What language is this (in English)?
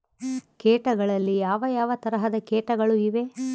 Kannada